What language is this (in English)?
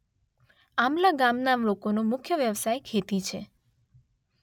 Gujarati